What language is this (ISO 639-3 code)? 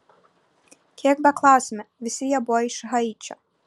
lit